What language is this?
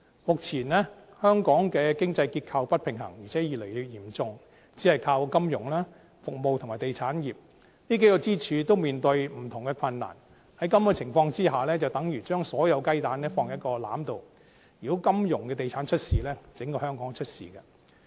Cantonese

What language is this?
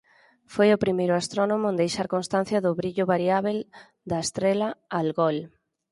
Galician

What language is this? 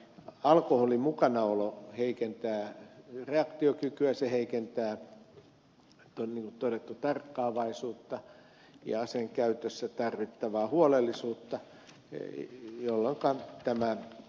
Finnish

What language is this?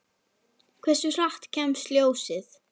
Icelandic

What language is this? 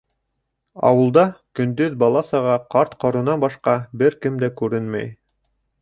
Bashkir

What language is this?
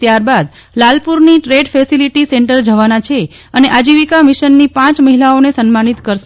Gujarati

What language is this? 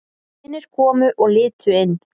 Icelandic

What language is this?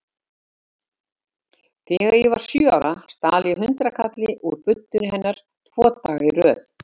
Icelandic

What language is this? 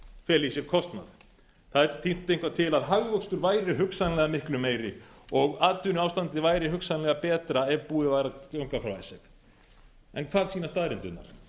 Icelandic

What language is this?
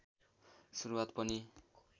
Nepali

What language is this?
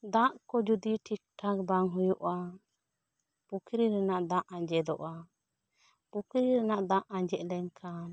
Santali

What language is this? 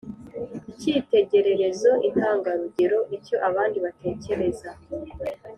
Kinyarwanda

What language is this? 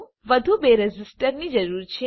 Gujarati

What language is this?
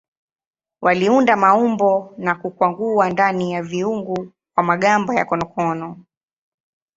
Swahili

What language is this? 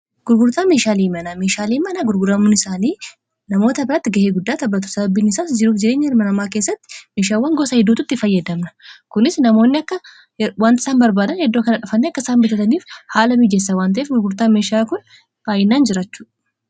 Oromo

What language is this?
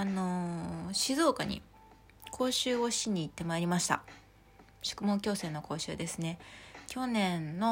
Japanese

